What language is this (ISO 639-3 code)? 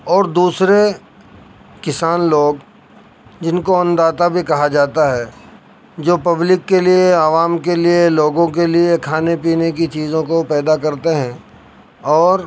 urd